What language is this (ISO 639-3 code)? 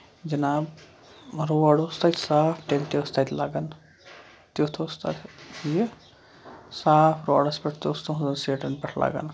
kas